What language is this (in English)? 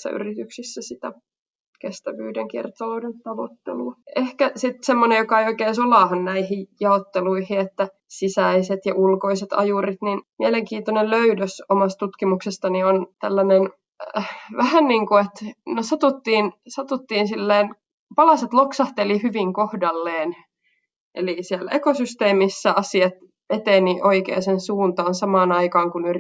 Finnish